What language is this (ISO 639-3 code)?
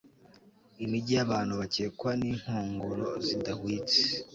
kin